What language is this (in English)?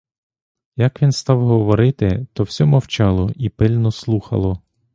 Ukrainian